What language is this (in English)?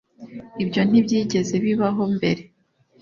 Kinyarwanda